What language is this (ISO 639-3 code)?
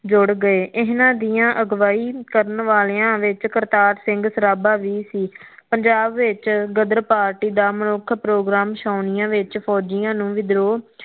pan